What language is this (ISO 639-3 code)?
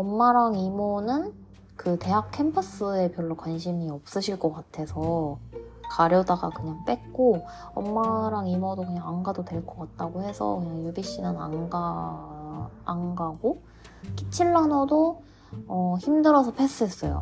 kor